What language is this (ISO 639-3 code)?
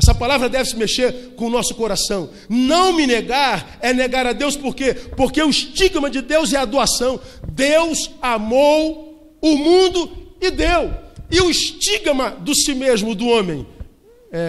por